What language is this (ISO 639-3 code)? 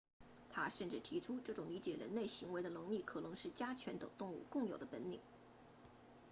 zho